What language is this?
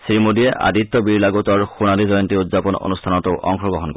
Assamese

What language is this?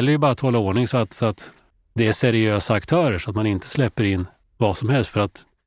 Swedish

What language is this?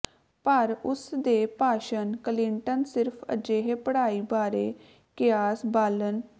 Punjabi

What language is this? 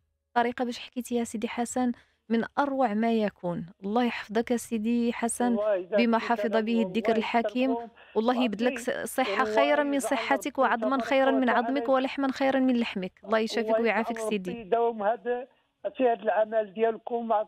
Arabic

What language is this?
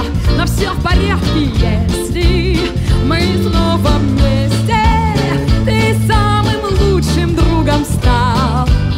Russian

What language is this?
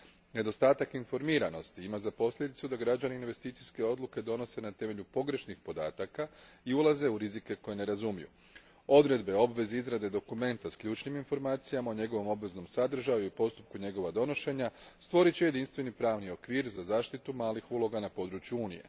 Croatian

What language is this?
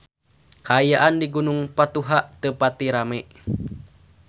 Sundanese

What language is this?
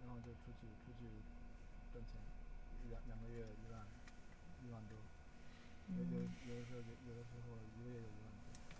Chinese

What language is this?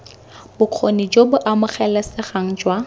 Tswana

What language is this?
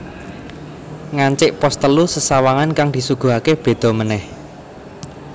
Javanese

